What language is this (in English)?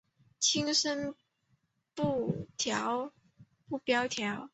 Chinese